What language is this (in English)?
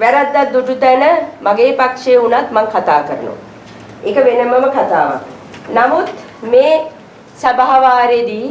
Sinhala